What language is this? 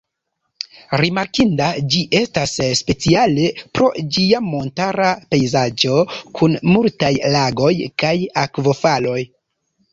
Esperanto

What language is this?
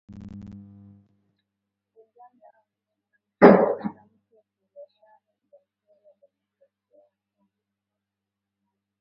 Swahili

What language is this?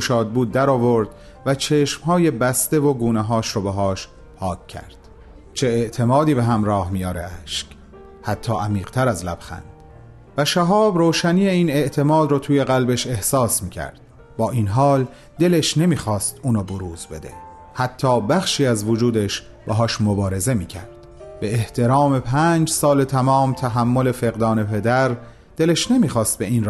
Persian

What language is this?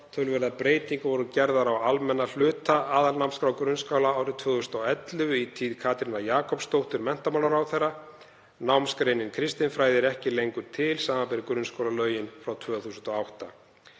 Icelandic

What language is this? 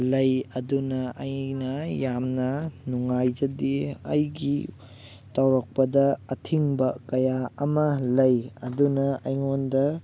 Manipuri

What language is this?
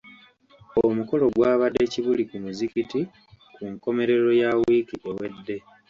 Ganda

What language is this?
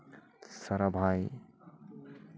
Santali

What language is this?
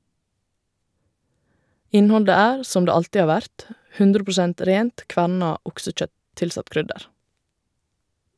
Norwegian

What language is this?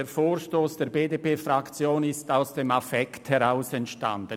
Swiss German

